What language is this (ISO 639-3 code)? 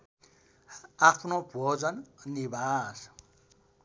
nep